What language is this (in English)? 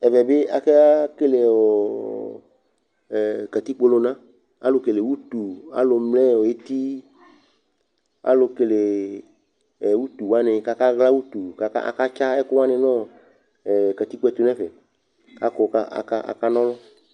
Ikposo